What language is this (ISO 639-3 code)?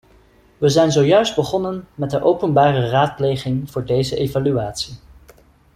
nld